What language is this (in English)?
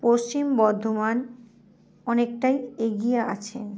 Bangla